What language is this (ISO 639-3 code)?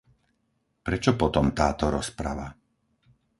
slk